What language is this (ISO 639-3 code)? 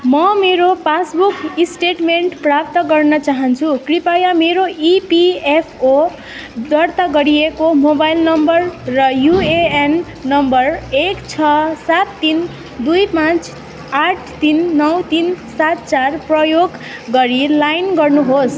nep